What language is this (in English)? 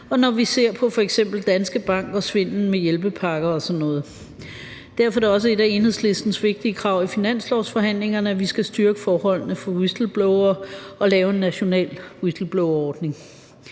Danish